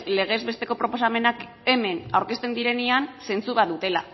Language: Basque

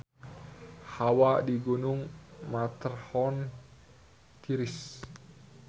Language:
Sundanese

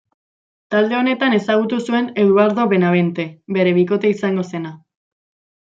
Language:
Basque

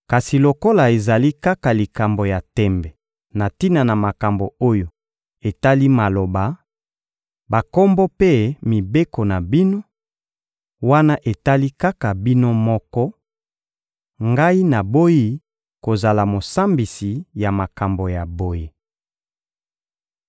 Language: Lingala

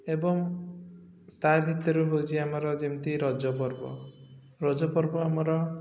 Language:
Odia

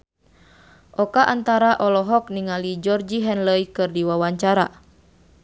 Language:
Sundanese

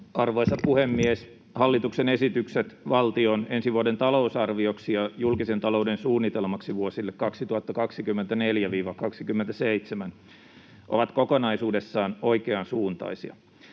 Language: Finnish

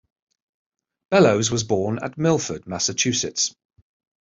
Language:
English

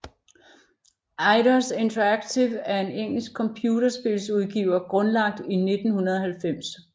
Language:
Danish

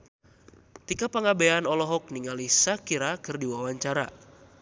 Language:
Sundanese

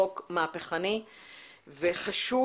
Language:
Hebrew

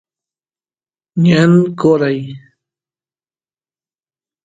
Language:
Santiago del Estero Quichua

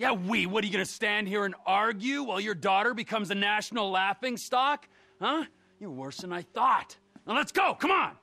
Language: English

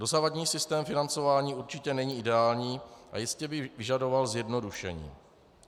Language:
Czech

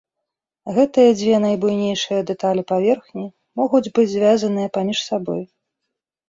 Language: Belarusian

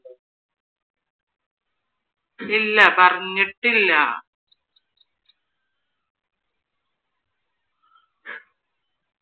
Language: Malayalam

